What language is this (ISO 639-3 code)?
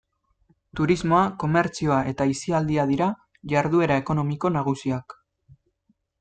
eus